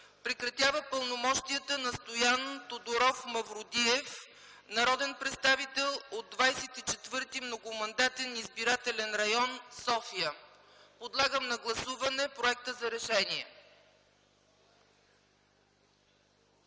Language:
Bulgarian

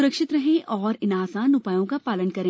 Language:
Hindi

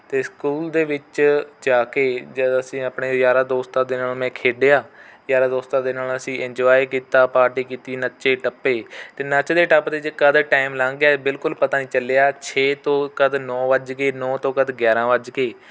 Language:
Punjabi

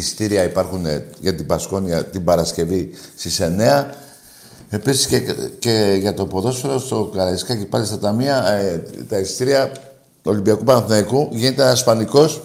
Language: Greek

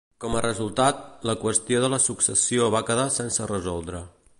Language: Catalan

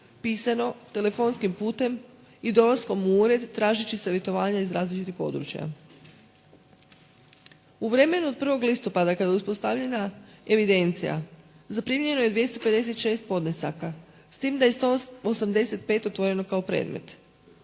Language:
Croatian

